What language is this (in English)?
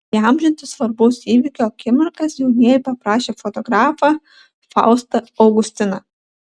Lithuanian